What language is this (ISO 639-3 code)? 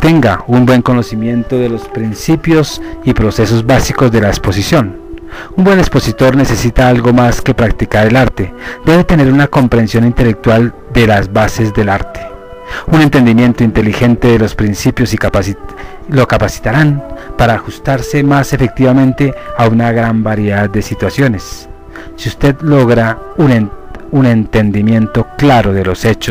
spa